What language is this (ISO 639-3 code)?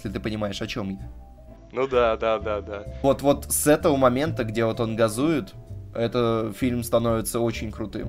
rus